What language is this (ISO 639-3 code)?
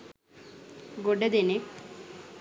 sin